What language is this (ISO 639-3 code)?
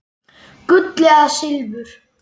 isl